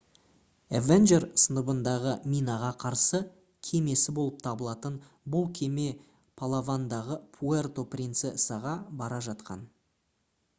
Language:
Kazakh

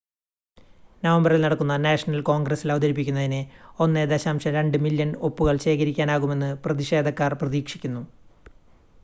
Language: Malayalam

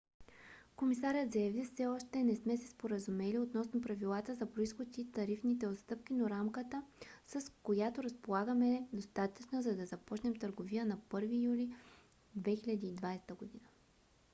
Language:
Bulgarian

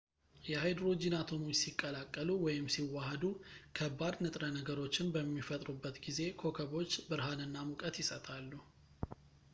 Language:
Amharic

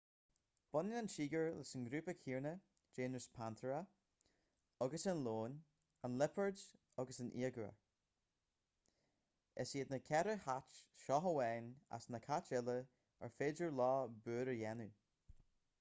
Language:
Irish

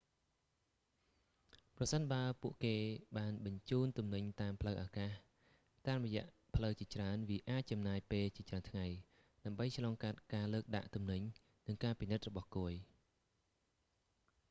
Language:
Khmer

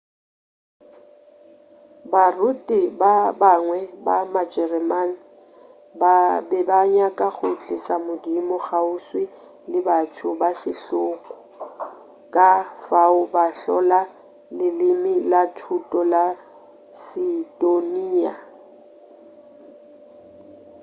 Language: Northern Sotho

